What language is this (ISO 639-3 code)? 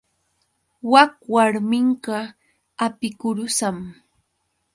qux